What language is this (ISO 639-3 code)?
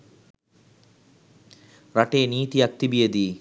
sin